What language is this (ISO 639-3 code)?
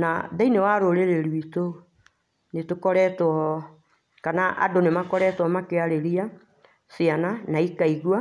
kik